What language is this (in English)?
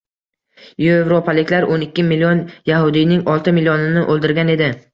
Uzbek